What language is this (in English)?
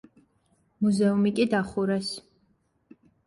Georgian